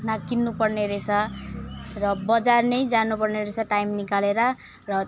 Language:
Nepali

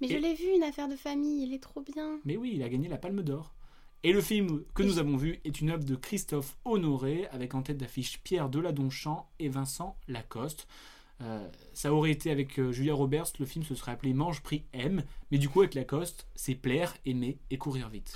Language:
French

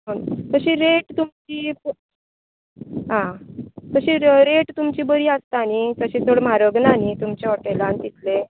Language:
Konkani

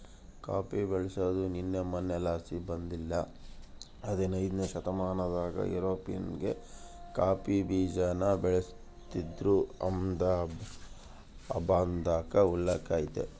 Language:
Kannada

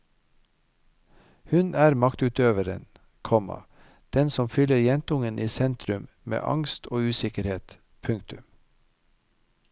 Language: Norwegian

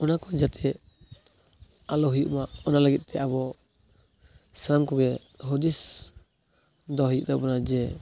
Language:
Santali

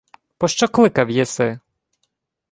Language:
Ukrainian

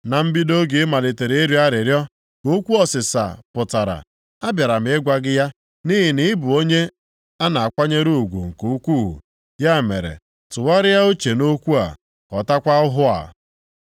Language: Igbo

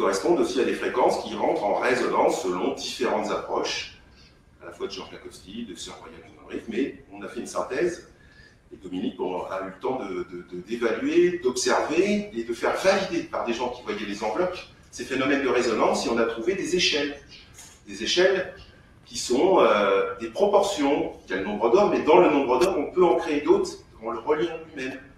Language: French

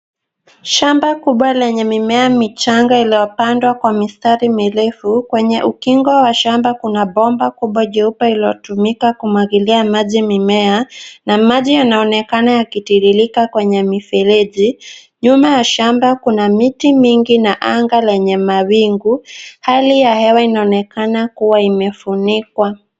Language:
Swahili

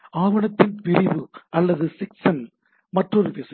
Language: Tamil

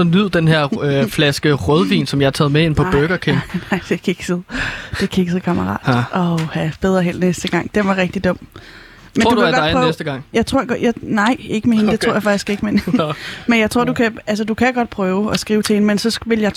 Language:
Danish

